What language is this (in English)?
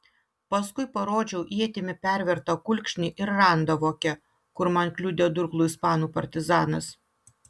Lithuanian